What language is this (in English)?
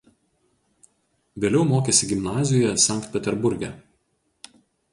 Lithuanian